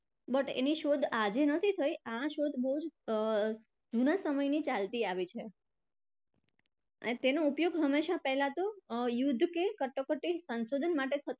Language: Gujarati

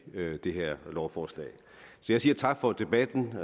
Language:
Danish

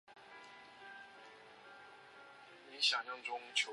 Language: Chinese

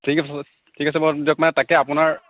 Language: Assamese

